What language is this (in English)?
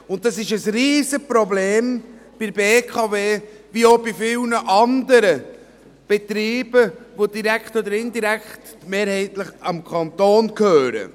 Swiss German